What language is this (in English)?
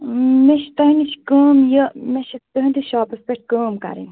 Kashmiri